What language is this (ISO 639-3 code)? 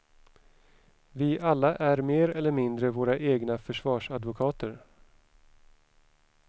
swe